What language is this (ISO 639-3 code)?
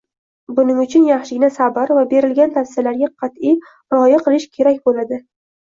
uzb